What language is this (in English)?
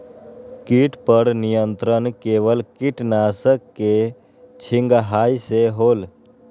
Magahi